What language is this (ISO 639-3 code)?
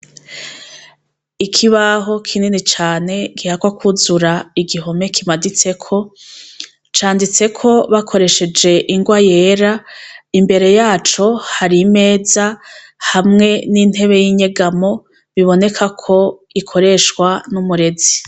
run